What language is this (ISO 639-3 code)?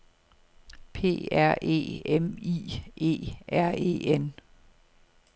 dan